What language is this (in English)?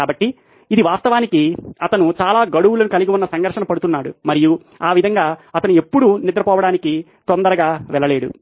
Telugu